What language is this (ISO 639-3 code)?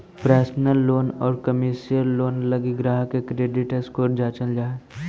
mag